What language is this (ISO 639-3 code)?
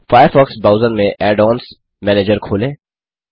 hin